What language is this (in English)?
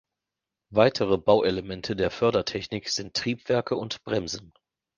German